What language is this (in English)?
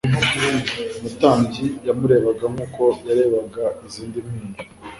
Kinyarwanda